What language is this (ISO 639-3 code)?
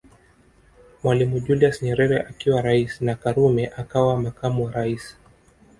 swa